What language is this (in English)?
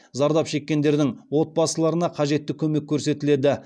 Kazakh